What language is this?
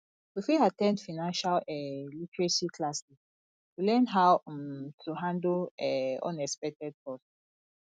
Nigerian Pidgin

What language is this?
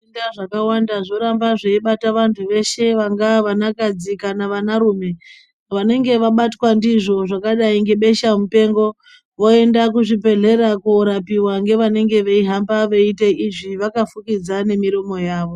Ndau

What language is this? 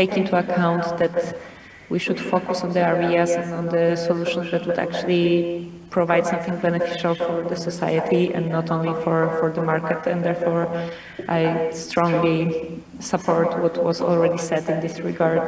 English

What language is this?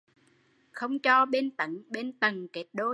Vietnamese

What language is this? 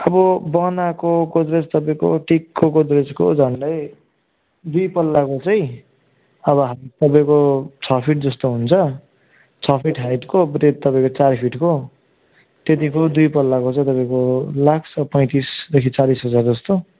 Nepali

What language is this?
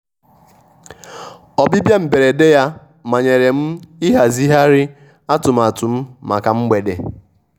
Igbo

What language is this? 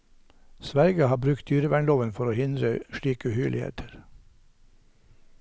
Norwegian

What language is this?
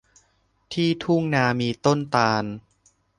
Thai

